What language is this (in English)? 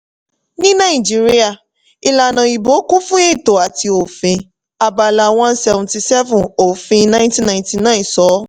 Yoruba